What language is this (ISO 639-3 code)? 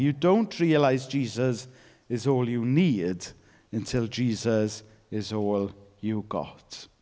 eng